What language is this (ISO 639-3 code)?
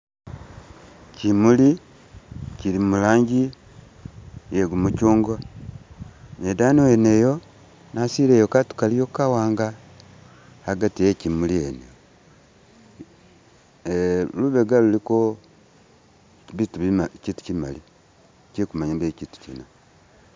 myx